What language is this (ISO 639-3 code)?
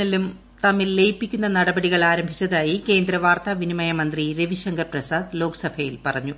mal